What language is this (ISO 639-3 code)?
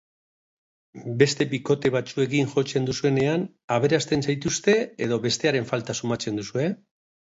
eus